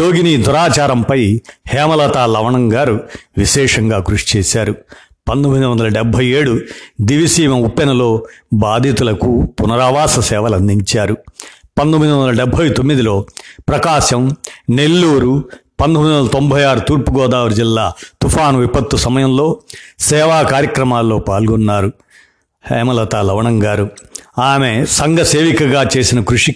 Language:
Telugu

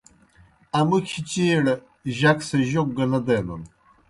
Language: Kohistani Shina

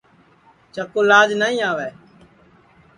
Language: Sansi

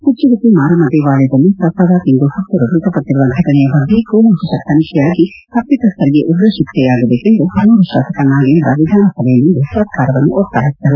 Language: Kannada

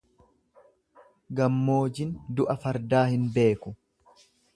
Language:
Oromo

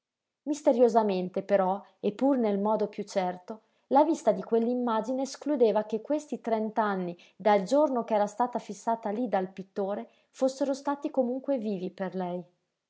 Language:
Italian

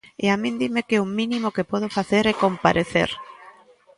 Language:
Galician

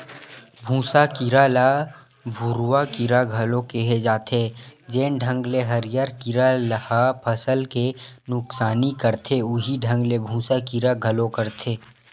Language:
Chhattisgarhi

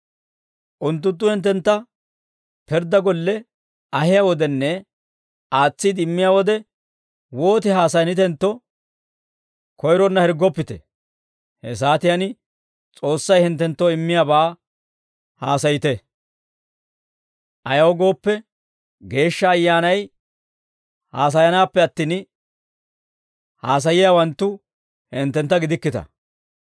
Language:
Dawro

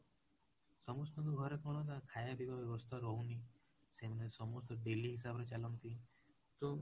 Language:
Odia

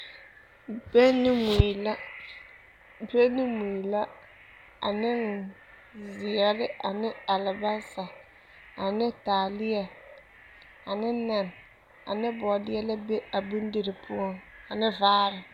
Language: Southern Dagaare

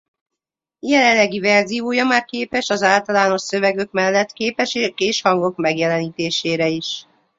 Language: Hungarian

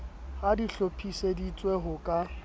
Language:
Southern Sotho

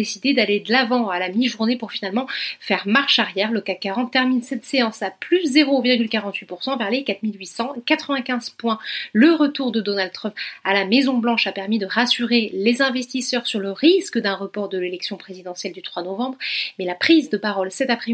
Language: French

